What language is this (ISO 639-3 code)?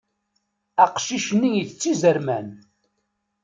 kab